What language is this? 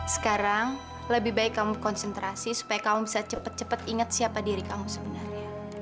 Indonesian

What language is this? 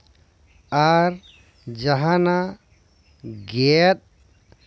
Santali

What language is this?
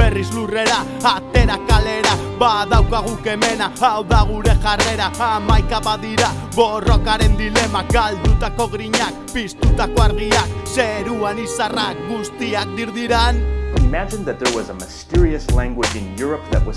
Basque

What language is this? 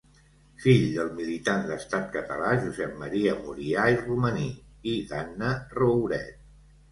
Catalan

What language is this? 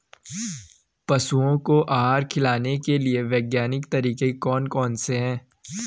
Hindi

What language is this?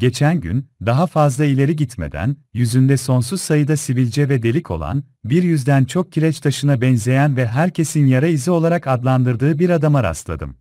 Turkish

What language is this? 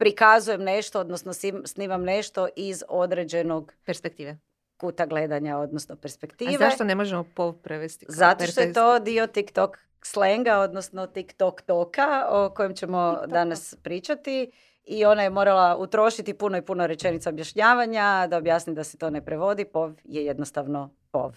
Croatian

